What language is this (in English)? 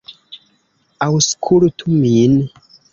Esperanto